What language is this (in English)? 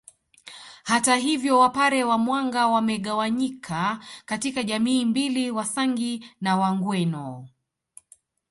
Swahili